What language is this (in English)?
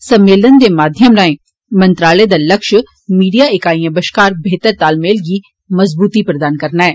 Dogri